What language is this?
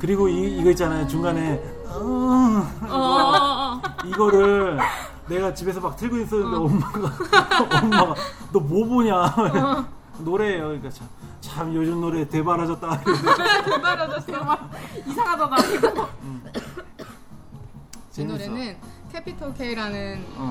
Korean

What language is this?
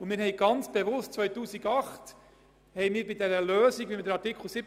Swiss German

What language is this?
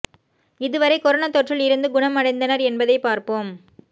Tamil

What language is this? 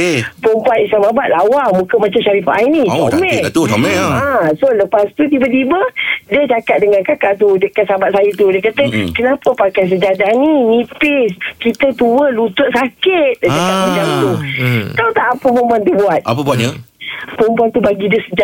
Malay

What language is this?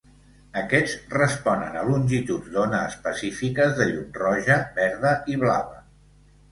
Catalan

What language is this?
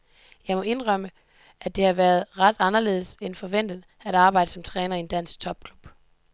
Danish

